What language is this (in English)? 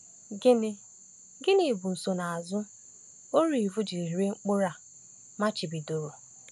Igbo